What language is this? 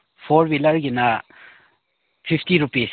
Manipuri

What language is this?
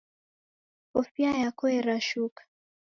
Taita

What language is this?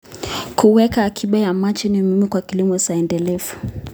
Kalenjin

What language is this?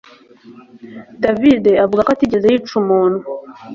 Kinyarwanda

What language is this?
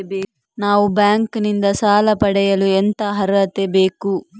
Kannada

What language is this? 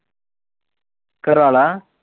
Punjabi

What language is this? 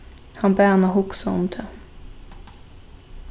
Faroese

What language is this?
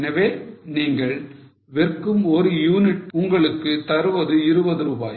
Tamil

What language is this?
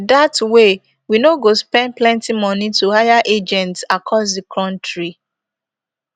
Nigerian Pidgin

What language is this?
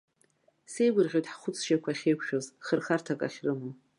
Abkhazian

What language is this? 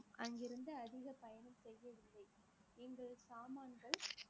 Tamil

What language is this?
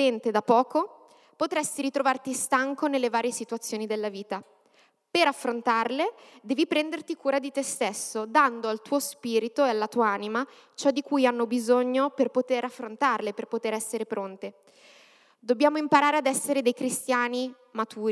Italian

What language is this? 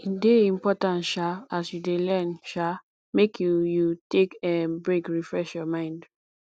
Nigerian Pidgin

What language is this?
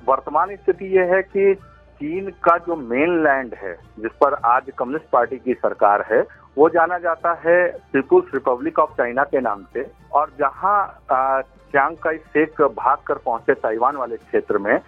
Hindi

